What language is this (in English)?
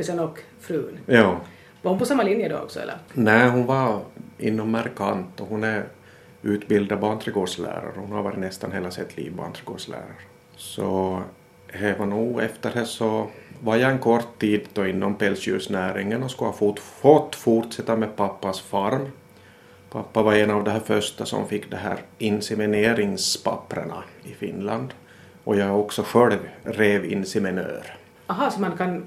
Swedish